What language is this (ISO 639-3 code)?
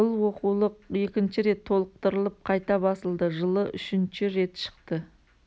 kaz